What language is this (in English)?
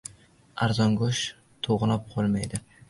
Uzbek